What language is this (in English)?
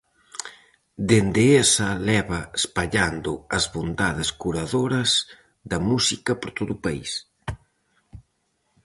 Galician